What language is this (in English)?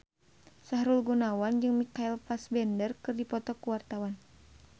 Sundanese